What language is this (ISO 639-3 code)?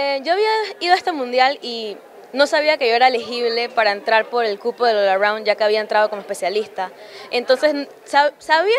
spa